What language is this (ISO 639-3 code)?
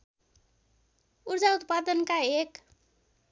nep